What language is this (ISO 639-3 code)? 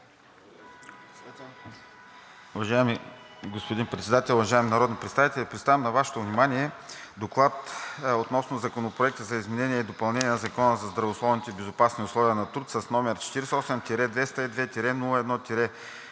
bul